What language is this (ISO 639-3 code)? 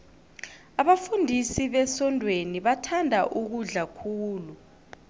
nbl